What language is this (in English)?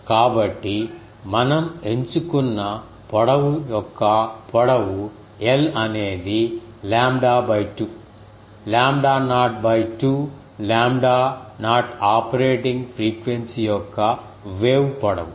Telugu